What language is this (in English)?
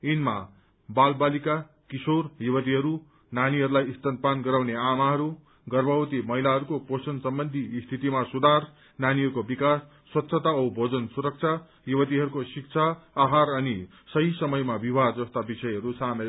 Nepali